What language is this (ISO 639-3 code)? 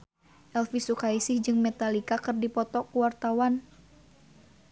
sun